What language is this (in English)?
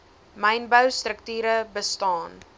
Afrikaans